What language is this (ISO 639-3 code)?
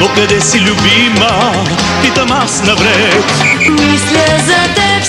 ron